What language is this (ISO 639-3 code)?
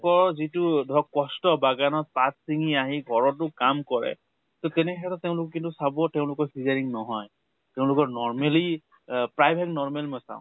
asm